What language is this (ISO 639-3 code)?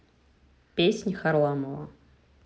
rus